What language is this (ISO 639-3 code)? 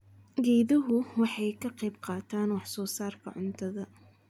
som